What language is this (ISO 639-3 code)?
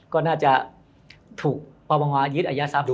tha